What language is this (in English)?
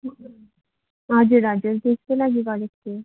Nepali